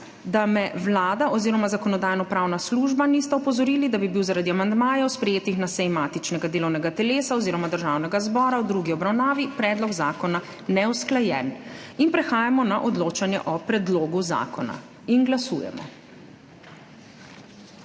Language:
Slovenian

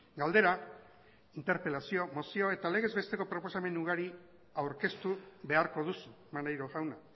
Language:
Basque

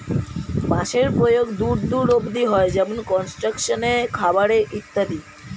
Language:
Bangla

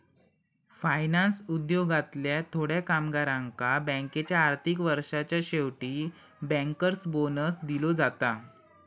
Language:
Marathi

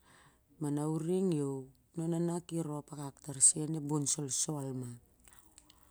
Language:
Siar-Lak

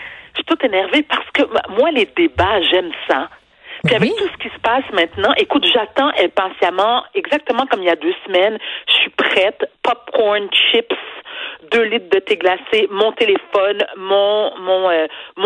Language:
French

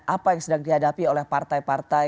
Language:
Indonesian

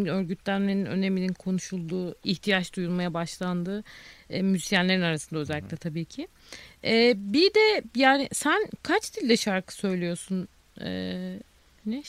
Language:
Turkish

